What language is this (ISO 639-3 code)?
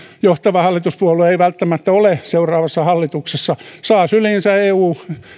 fin